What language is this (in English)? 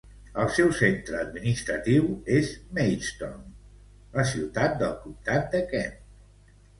Catalan